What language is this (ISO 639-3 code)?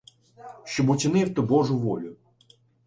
ukr